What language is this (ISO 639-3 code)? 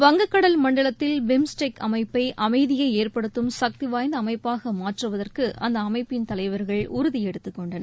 tam